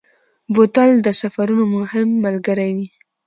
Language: Pashto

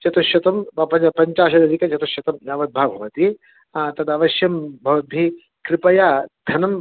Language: Sanskrit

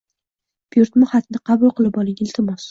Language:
Uzbek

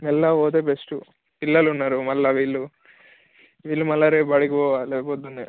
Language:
Telugu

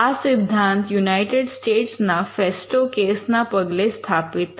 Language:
Gujarati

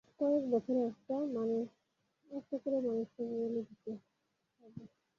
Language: Bangla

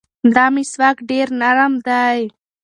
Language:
Pashto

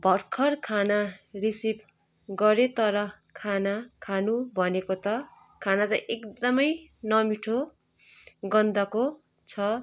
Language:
Nepali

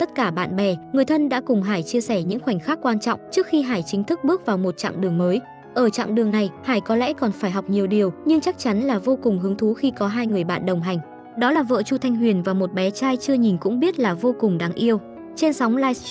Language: Vietnamese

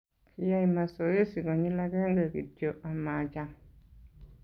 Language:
Kalenjin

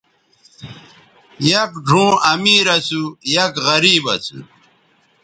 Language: Bateri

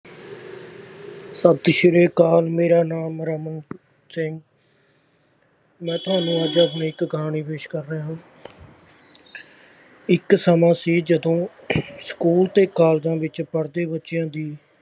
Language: Punjabi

